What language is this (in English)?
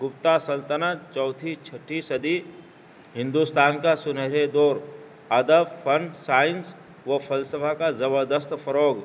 Urdu